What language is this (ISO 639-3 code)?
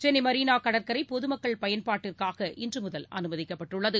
tam